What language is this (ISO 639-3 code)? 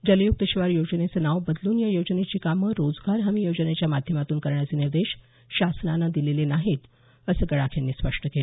mar